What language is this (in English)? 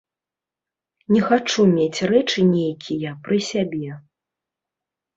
Belarusian